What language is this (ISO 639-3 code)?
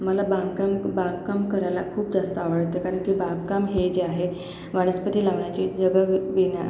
mar